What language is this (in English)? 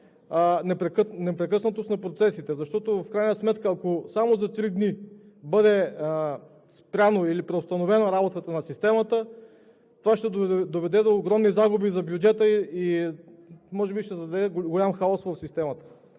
Bulgarian